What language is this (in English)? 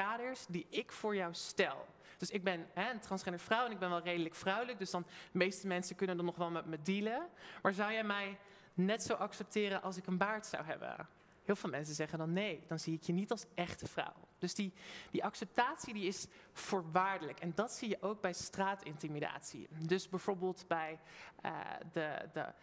Dutch